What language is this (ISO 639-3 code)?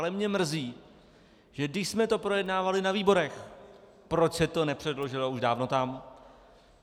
ces